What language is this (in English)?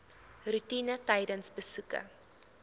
Afrikaans